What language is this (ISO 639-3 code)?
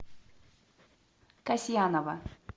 rus